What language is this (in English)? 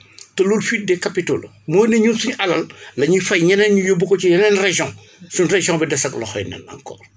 Wolof